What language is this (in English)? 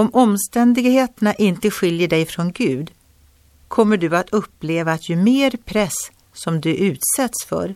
Swedish